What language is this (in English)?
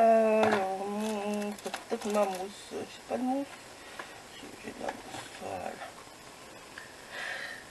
French